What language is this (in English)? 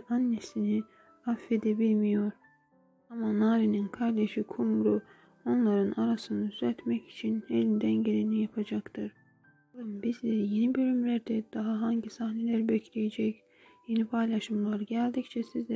Turkish